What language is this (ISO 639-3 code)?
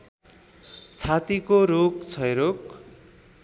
nep